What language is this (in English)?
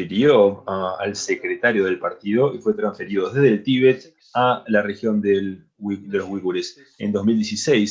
Spanish